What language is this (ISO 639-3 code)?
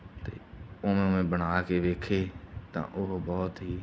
pan